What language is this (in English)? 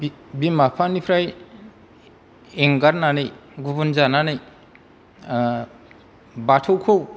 Bodo